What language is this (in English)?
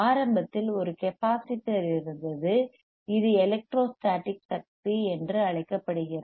Tamil